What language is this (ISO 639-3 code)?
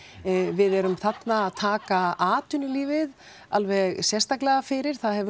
isl